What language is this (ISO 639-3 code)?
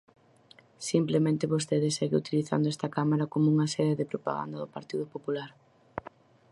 glg